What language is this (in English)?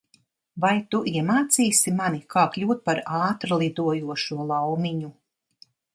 Latvian